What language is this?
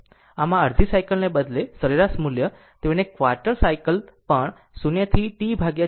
Gujarati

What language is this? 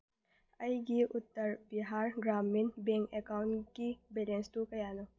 Manipuri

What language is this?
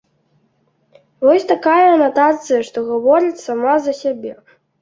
Belarusian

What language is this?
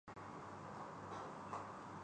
Urdu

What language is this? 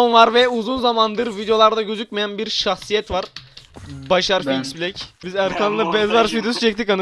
Turkish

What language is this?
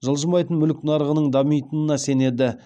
Kazakh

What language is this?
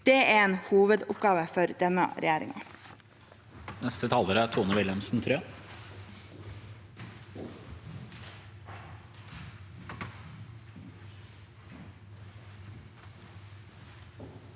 Norwegian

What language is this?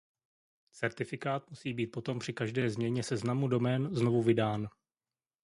Czech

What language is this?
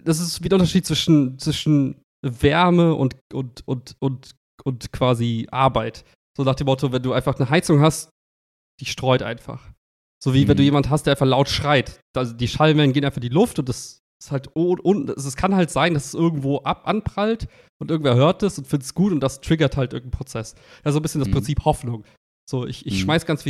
German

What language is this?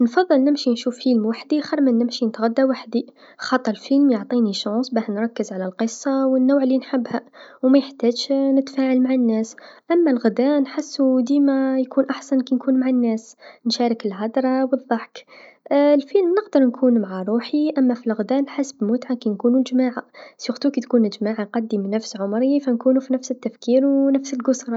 Tunisian Arabic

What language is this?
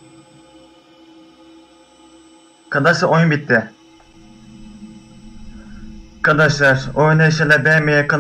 Turkish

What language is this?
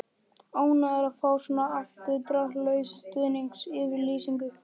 Icelandic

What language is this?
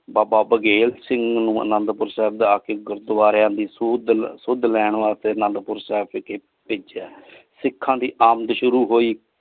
Punjabi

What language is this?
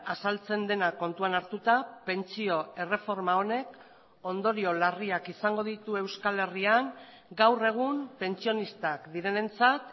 Basque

